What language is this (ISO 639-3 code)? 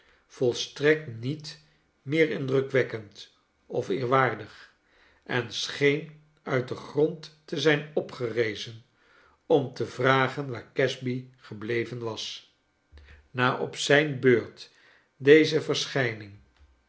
nld